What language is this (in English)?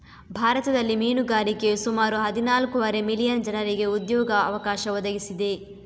Kannada